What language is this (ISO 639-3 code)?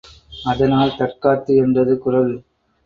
tam